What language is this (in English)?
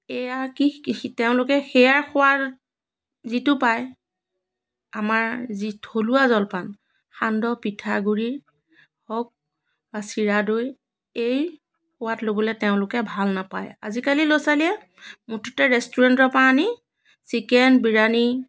Assamese